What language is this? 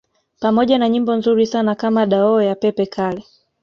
Swahili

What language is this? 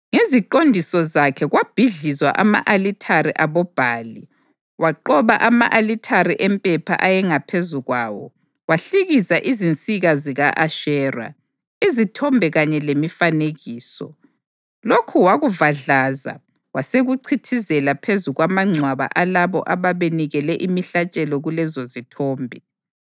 North Ndebele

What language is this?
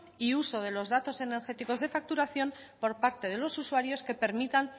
Spanish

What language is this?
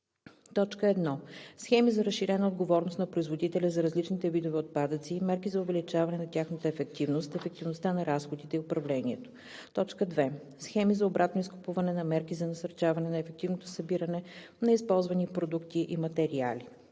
Bulgarian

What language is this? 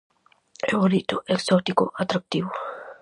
Galician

